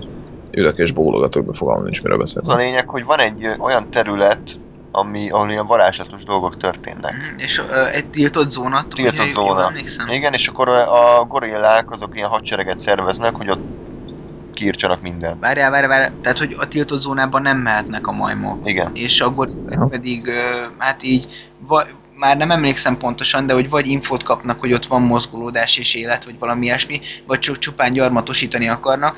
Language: Hungarian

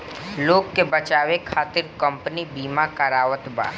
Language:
Bhojpuri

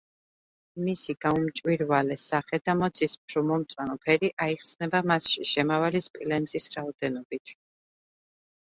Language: Georgian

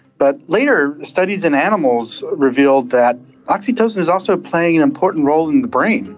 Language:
English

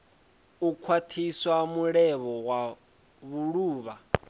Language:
Venda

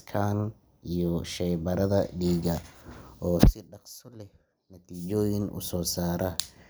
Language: Somali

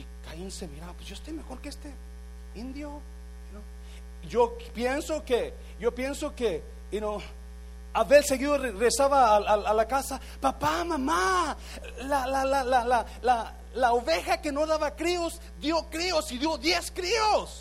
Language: Spanish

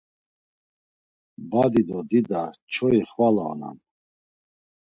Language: Laz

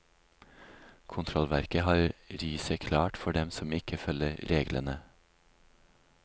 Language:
Norwegian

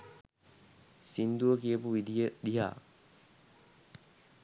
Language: Sinhala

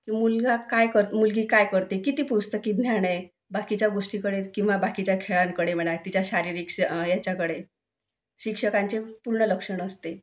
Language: Marathi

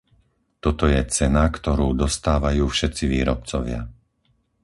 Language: Slovak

